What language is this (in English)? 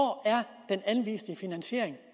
Danish